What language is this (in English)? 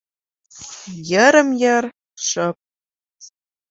Mari